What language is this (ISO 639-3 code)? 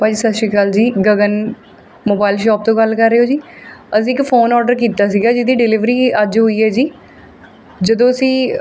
pan